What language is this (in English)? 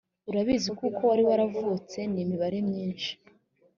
Kinyarwanda